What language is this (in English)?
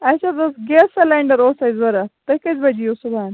Kashmiri